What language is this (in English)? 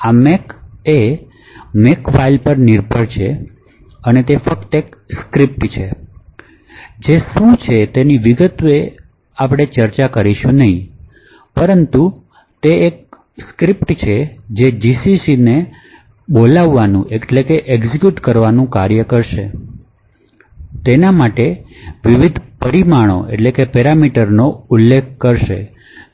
Gujarati